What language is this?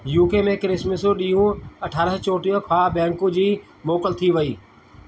Sindhi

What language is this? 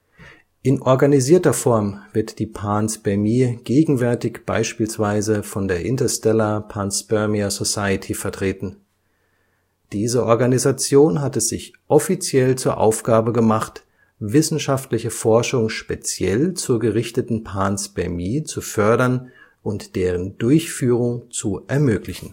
German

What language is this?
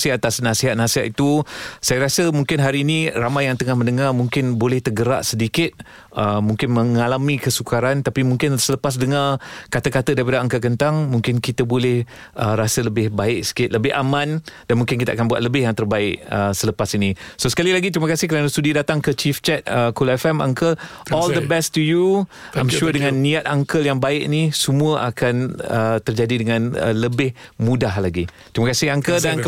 Malay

